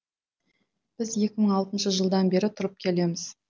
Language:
Kazakh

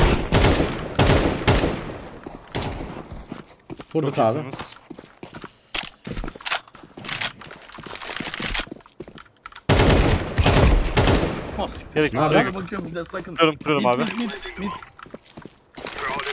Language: Turkish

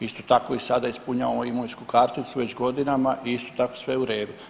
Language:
Croatian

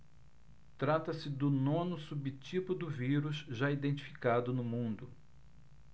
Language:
Portuguese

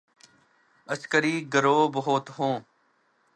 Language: Urdu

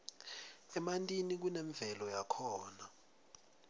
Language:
Swati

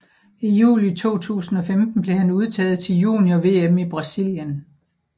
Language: Danish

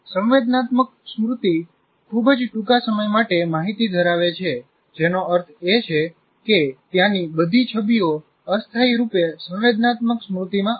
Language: Gujarati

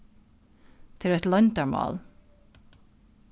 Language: Faroese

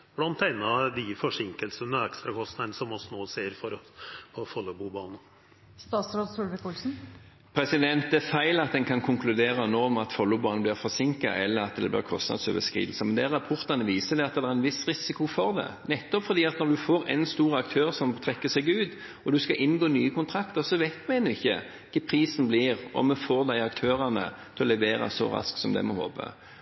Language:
Norwegian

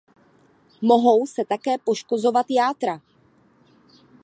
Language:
Czech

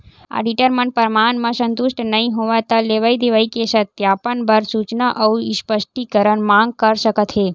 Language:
Chhattisgarhi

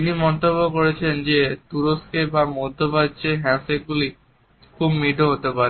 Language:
Bangla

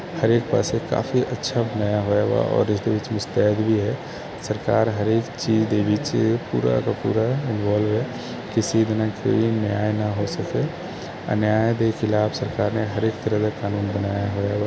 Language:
Punjabi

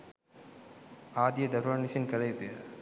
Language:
Sinhala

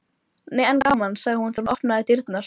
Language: Icelandic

